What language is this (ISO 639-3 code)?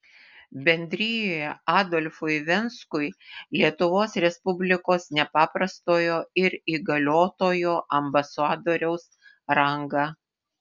lit